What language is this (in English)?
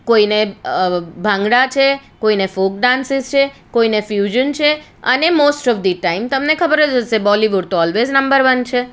Gujarati